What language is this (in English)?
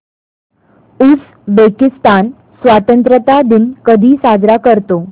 Marathi